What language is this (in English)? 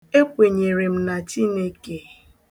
Igbo